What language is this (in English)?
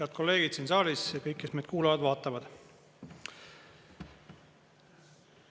Estonian